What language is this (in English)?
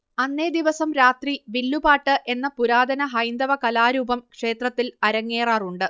Malayalam